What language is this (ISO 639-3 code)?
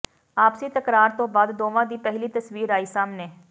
pan